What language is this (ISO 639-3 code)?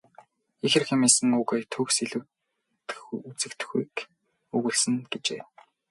mon